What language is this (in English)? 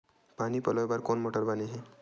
Chhattisgarhi